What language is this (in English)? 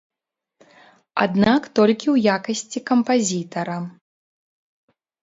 Belarusian